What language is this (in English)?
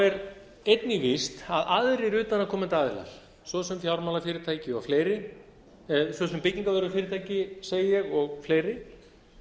Icelandic